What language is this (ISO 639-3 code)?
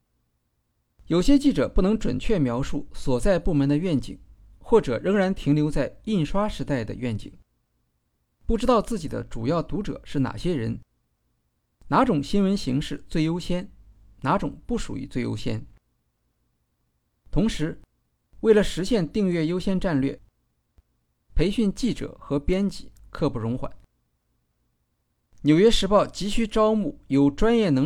zho